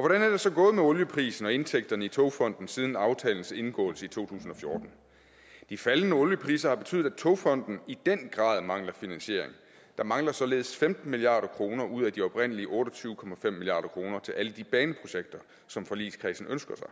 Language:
Danish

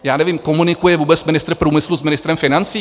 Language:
Czech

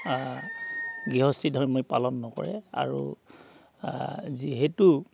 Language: Assamese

